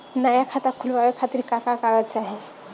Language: Bhojpuri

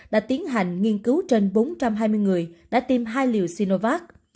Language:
Vietnamese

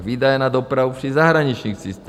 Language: Czech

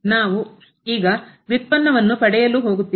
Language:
Kannada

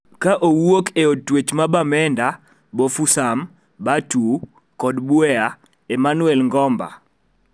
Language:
Luo (Kenya and Tanzania)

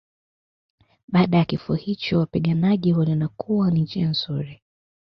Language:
Swahili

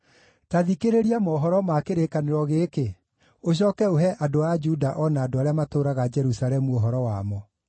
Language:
Kikuyu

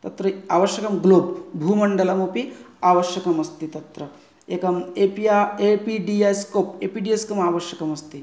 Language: Sanskrit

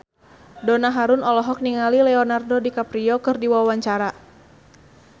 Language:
Sundanese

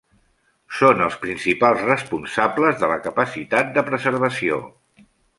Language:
Catalan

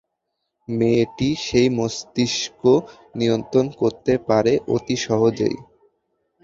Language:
Bangla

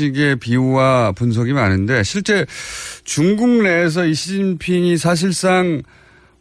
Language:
Korean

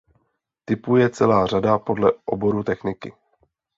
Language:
Czech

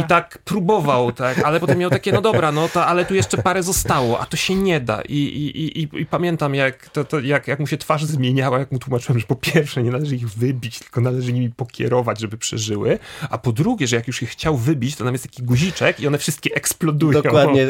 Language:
Polish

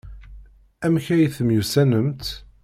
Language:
Kabyle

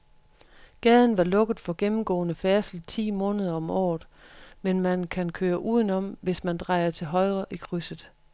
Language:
Danish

